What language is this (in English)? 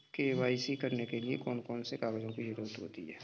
Hindi